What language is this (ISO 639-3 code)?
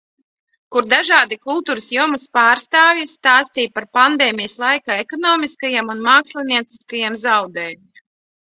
lav